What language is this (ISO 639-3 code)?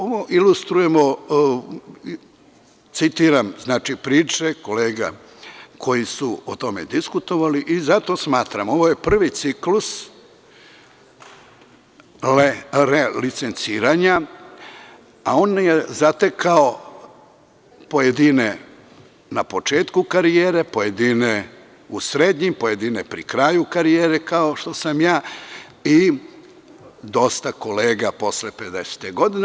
srp